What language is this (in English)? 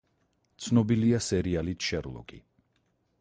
Georgian